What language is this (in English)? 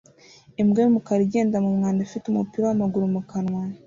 Kinyarwanda